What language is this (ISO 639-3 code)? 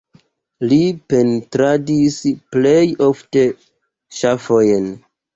epo